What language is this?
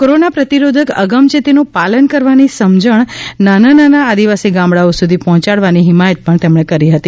Gujarati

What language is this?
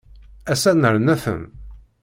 Kabyle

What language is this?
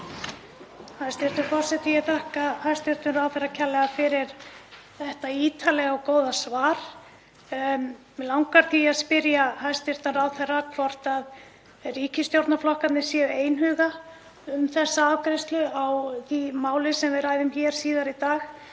Icelandic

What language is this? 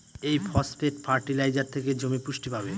Bangla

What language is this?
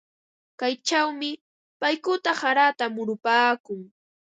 Ambo-Pasco Quechua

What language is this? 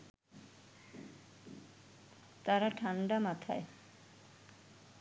Bangla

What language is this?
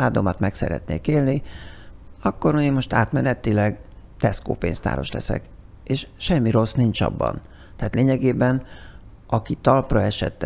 Hungarian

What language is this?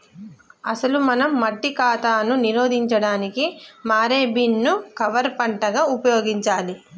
Telugu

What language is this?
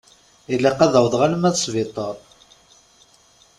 Kabyle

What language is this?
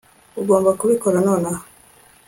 Kinyarwanda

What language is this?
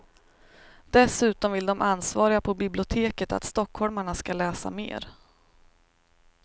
Swedish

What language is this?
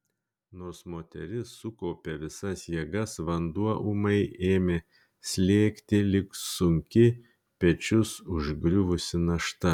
Lithuanian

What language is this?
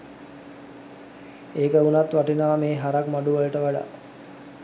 Sinhala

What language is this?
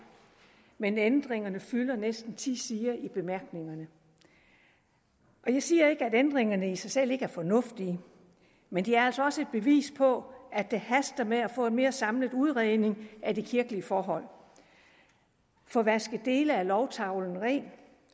Danish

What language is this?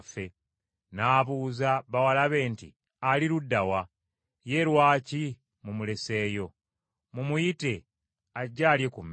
Ganda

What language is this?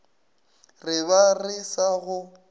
Northern Sotho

